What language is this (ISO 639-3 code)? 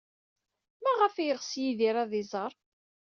kab